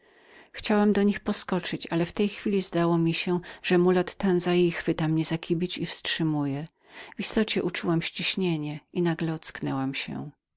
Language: Polish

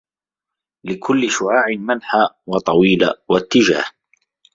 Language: Arabic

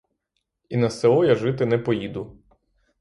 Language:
Ukrainian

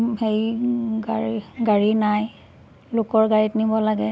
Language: Assamese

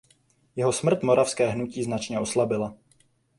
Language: Czech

